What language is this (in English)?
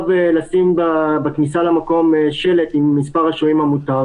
Hebrew